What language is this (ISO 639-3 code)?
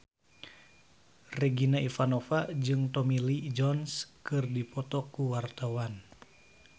sun